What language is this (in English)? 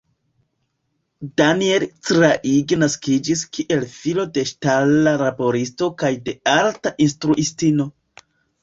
Esperanto